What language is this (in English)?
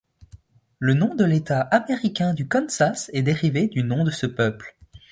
French